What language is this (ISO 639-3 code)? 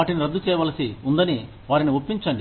tel